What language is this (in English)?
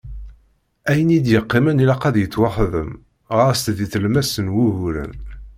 Kabyle